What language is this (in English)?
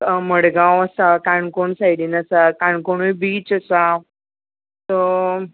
Konkani